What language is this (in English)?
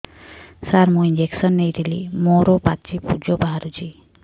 Odia